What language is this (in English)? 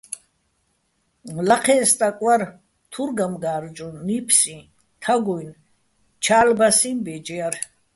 Bats